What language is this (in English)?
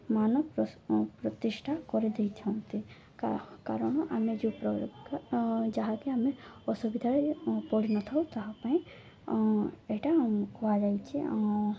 Odia